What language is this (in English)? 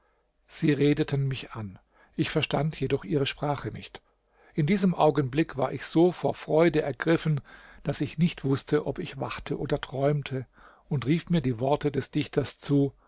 German